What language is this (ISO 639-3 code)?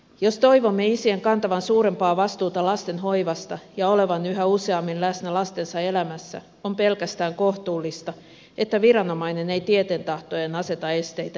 fin